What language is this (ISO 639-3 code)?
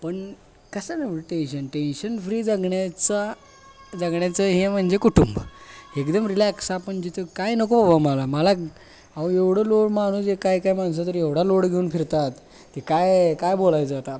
mar